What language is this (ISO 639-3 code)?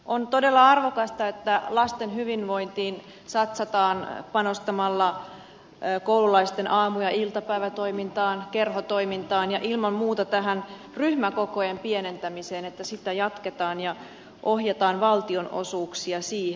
fin